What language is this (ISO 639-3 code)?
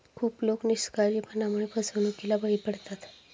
mar